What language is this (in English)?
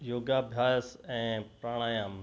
Sindhi